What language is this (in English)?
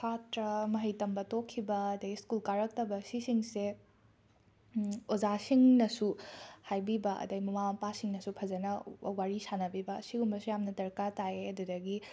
Manipuri